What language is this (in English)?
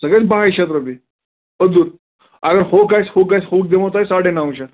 Kashmiri